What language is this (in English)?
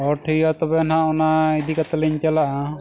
Santali